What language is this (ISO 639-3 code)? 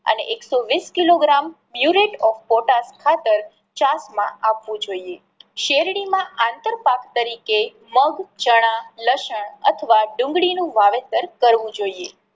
guj